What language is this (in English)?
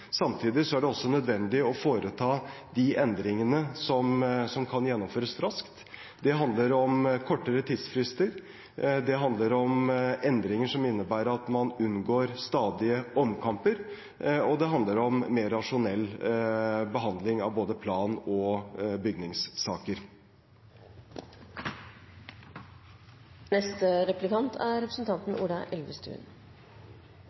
Norwegian Bokmål